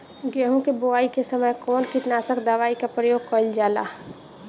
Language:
Bhojpuri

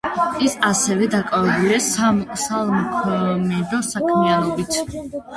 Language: Georgian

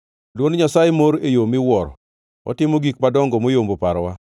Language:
Luo (Kenya and Tanzania)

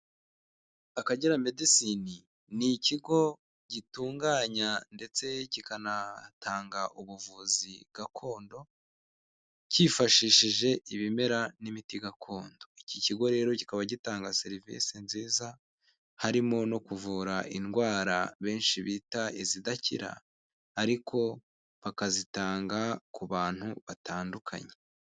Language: Kinyarwanda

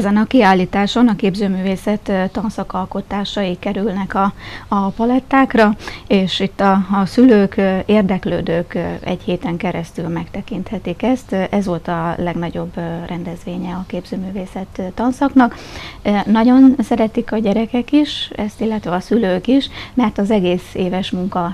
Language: Hungarian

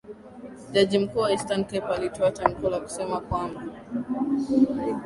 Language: Swahili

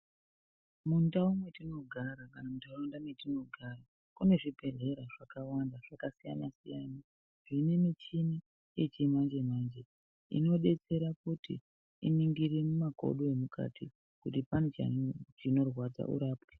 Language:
Ndau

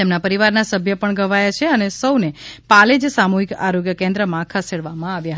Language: Gujarati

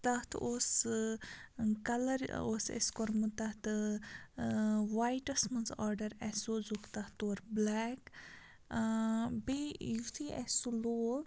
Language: Kashmiri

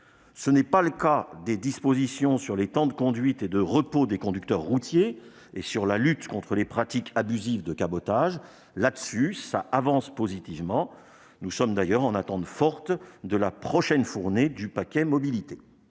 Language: French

